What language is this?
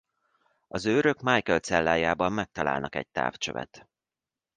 Hungarian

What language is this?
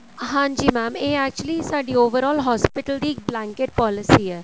Punjabi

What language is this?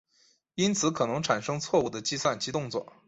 Chinese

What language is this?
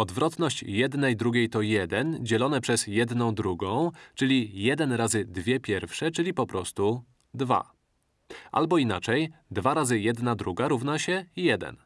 Polish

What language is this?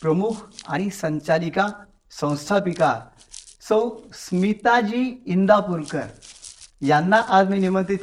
Marathi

